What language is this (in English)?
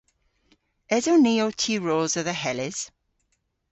Cornish